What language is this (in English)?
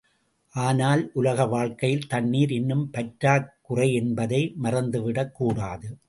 Tamil